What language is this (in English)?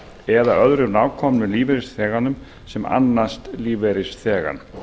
Icelandic